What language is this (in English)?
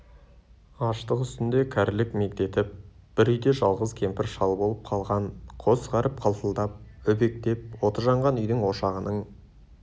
Kazakh